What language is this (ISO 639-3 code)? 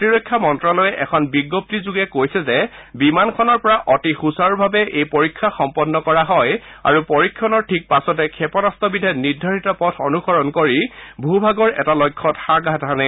asm